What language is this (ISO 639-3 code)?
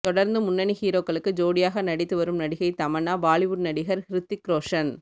tam